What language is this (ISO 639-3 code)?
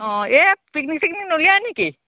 asm